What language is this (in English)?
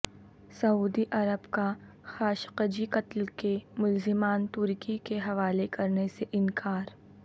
Urdu